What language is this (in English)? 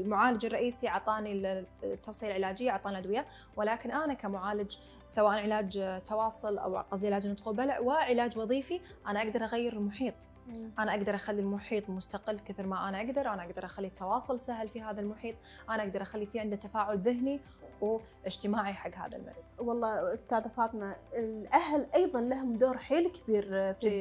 Arabic